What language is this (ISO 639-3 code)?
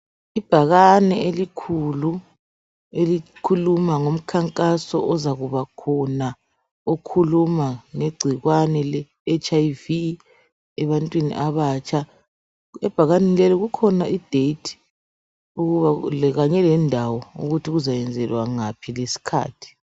nde